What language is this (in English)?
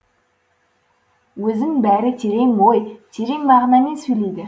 Kazakh